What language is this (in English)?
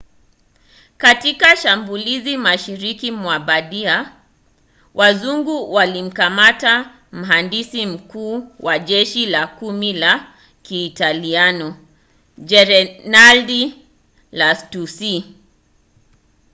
Swahili